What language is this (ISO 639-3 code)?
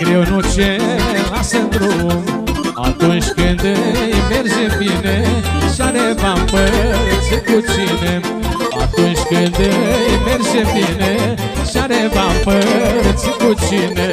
ron